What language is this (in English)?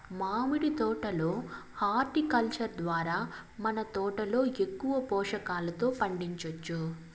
Telugu